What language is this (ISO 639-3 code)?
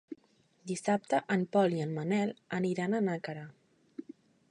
cat